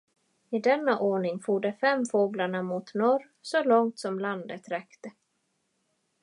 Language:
Swedish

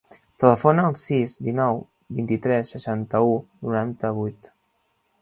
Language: Catalan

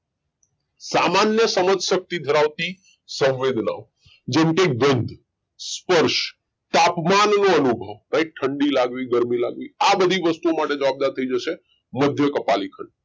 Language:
Gujarati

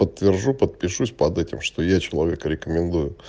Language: Russian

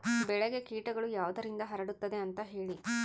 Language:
Kannada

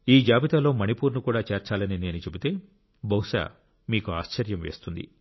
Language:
Telugu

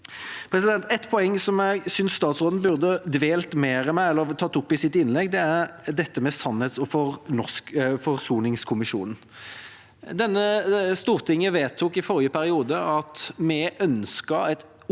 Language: Norwegian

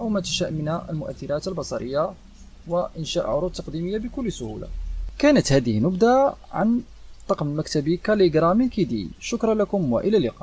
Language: Arabic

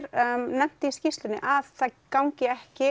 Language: Icelandic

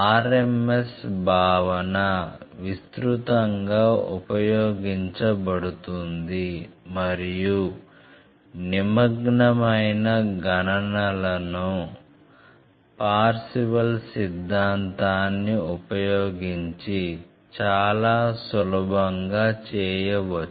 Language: Telugu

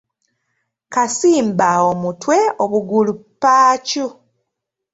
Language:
Ganda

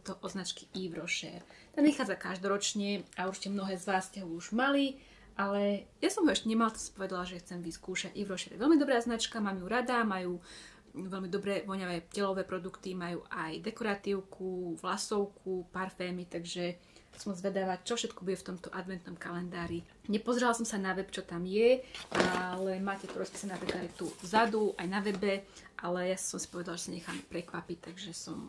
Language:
Slovak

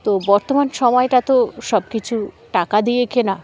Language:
Bangla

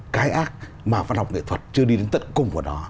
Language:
Vietnamese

